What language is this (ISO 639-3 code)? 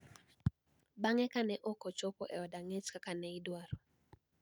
luo